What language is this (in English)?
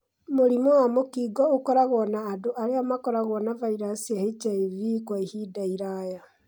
Kikuyu